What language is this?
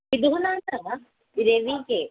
Sanskrit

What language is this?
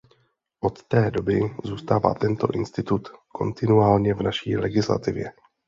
Czech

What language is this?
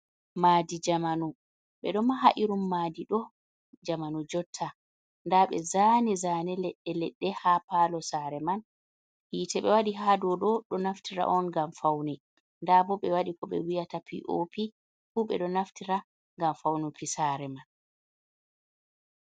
Fula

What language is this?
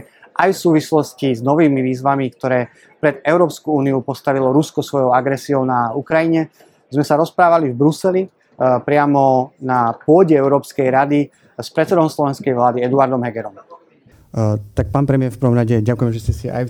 Slovak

